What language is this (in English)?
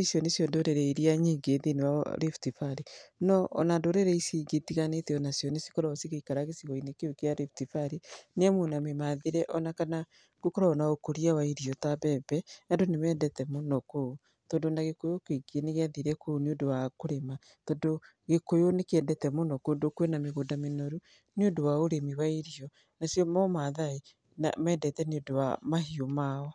Kikuyu